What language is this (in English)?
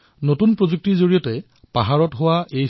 Assamese